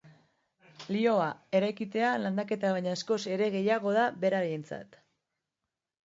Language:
Basque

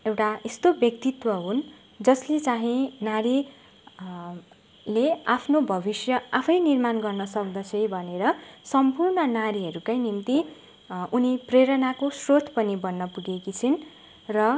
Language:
Nepali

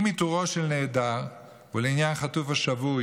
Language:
Hebrew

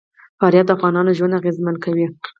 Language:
Pashto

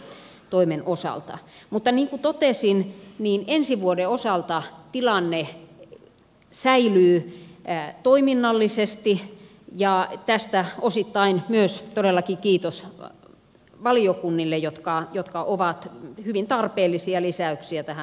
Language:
Finnish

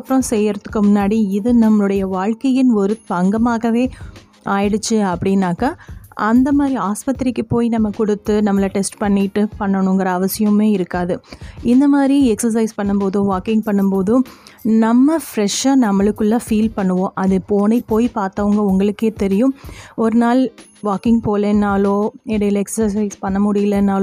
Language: Tamil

